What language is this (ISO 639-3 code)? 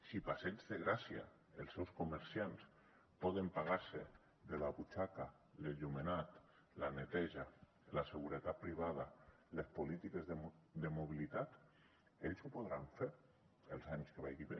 cat